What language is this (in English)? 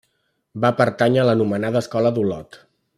Catalan